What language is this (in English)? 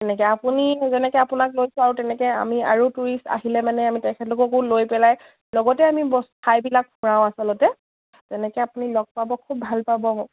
Assamese